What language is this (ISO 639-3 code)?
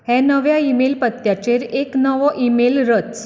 kok